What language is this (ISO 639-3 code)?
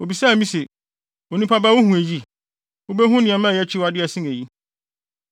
aka